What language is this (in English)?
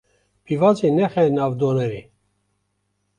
Kurdish